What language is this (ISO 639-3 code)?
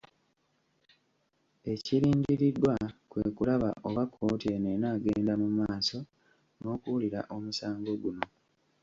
lug